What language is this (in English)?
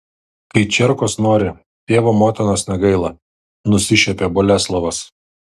Lithuanian